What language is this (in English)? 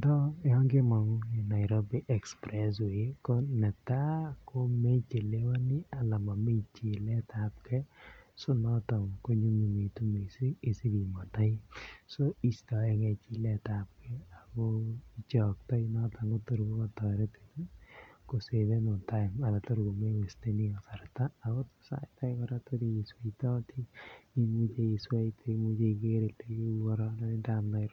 Kalenjin